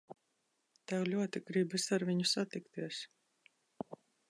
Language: Latvian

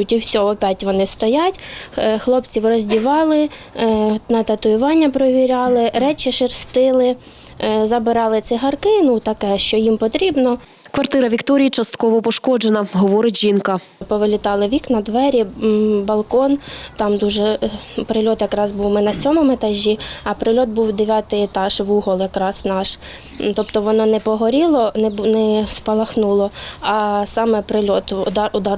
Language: Ukrainian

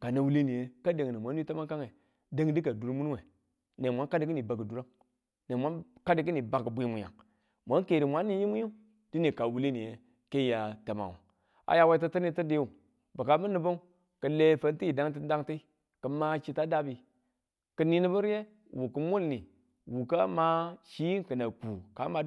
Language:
Tula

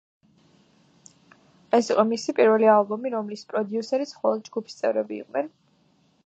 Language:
Georgian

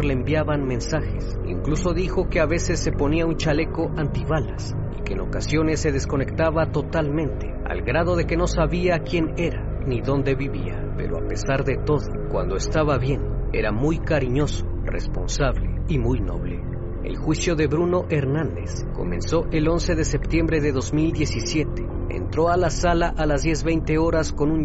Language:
Spanish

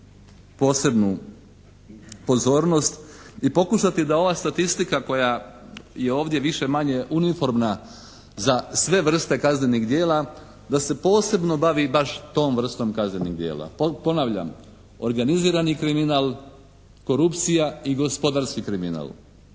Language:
Croatian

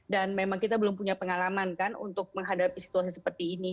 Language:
Indonesian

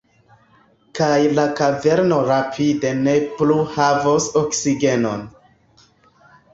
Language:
Esperanto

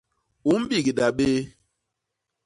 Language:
Basaa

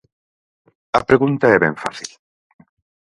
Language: Galician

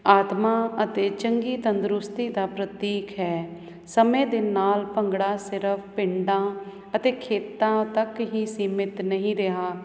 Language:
Punjabi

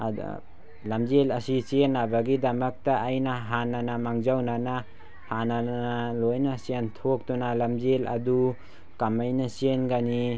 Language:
Manipuri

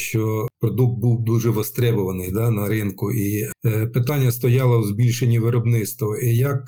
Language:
Ukrainian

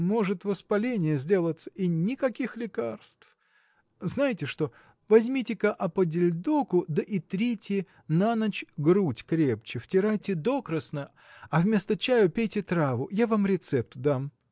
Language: Russian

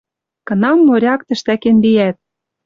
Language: Western Mari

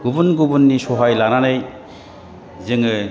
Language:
Bodo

